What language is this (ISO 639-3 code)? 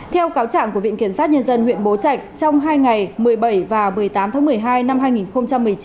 vie